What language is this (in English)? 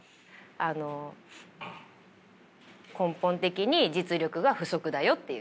Japanese